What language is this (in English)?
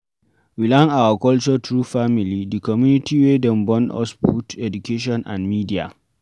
Nigerian Pidgin